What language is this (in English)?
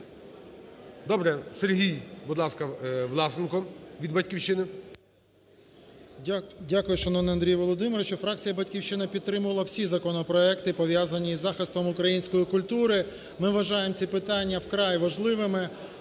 Ukrainian